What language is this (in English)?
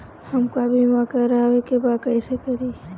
Bhojpuri